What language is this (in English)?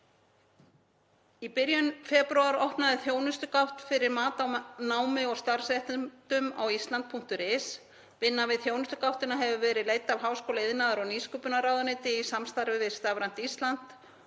Icelandic